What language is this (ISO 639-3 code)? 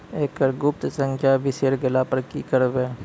mai